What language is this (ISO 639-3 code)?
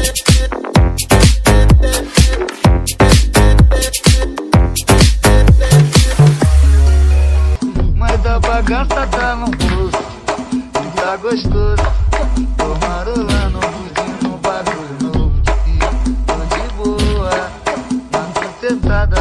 ron